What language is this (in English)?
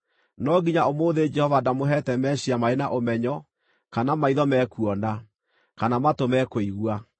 Kikuyu